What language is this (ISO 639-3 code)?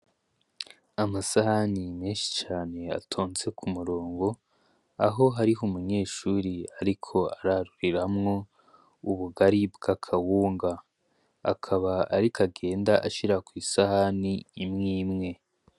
run